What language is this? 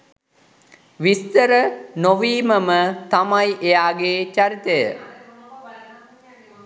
Sinhala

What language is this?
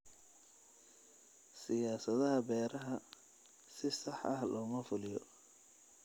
Somali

